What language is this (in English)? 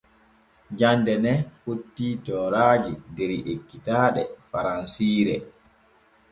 Borgu Fulfulde